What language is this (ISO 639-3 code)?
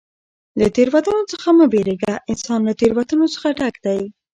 pus